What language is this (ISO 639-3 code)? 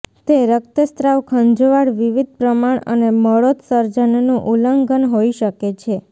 guj